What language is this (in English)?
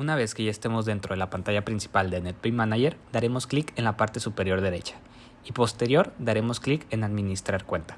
Spanish